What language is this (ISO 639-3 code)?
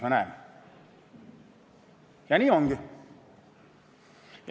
est